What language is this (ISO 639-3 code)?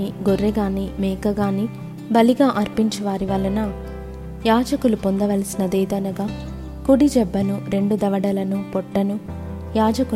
tel